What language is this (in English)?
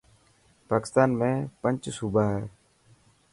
Dhatki